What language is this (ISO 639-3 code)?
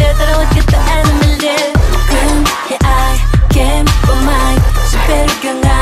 ron